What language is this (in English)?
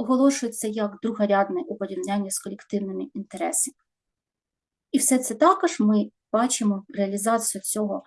Ukrainian